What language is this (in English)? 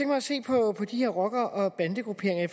Danish